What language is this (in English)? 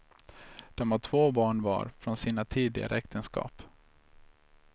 Swedish